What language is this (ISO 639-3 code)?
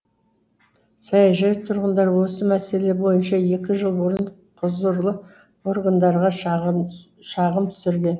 kaz